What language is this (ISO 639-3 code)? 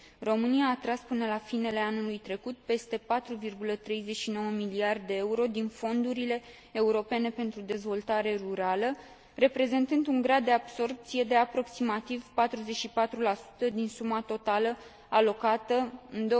ron